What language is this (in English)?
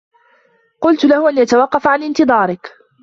Arabic